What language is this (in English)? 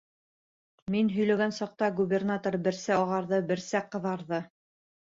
Bashkir